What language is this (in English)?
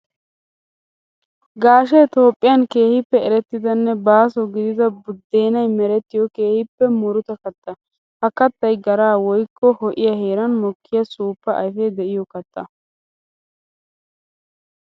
Wolaytta